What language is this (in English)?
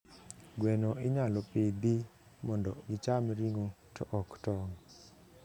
Luo (Kenya and Tanzania)